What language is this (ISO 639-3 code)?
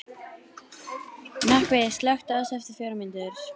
isl